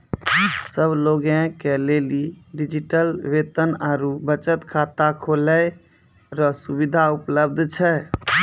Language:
Maithili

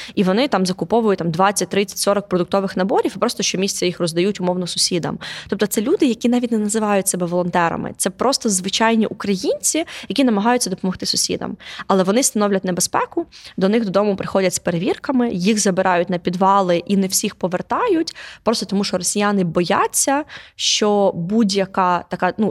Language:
Ukrainian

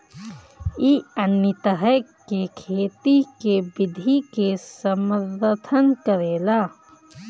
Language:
Bhojpuri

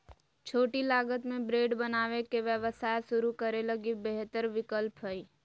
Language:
Magahi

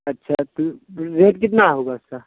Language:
Urdu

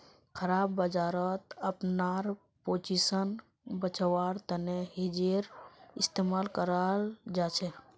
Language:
Magahi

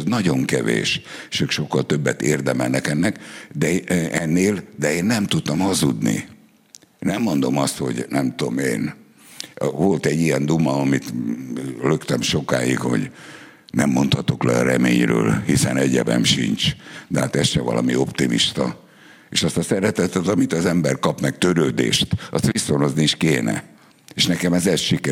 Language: Hungarian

